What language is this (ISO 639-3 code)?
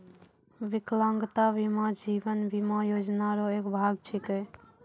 mai